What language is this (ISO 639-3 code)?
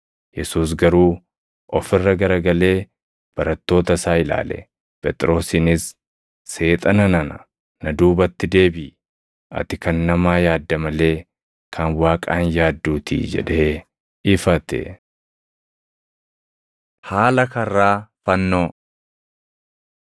orm